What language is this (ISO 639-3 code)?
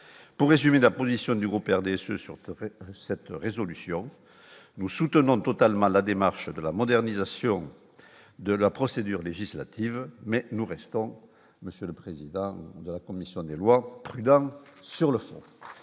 fra